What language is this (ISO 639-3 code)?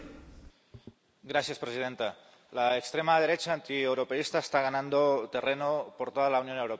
spa